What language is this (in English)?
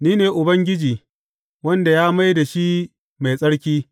Hausa